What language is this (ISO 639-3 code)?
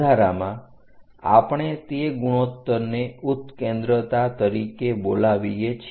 guj